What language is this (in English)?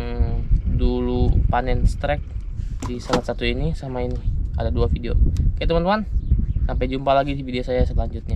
Indonesian